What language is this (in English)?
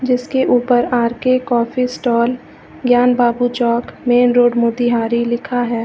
Hindi